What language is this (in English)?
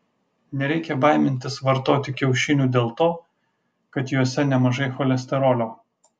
Lithuanian